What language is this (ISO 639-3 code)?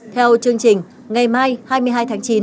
vie